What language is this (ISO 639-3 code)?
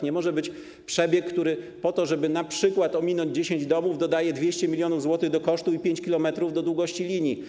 pol